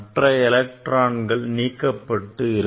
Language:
Tamil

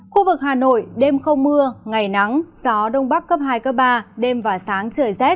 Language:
Vietnamese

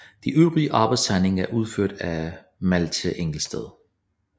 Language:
Danish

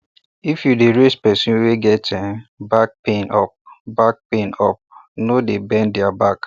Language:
Nigerian Pidgin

